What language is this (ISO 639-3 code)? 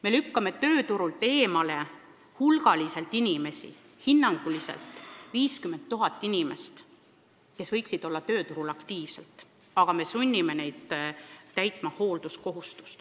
est